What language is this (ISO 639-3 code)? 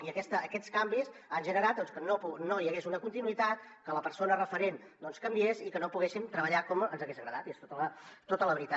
cat